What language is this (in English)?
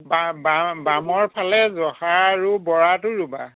Assamese